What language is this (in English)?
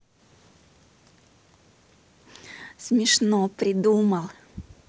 Russian